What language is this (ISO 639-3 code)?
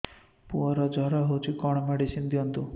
ori